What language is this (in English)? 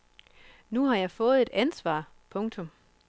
Danish